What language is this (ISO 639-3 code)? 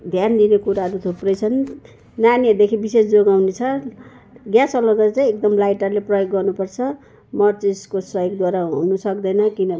nep